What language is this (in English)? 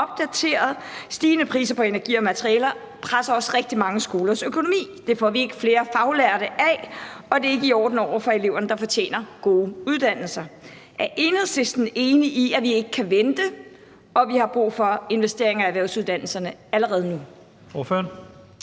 Danish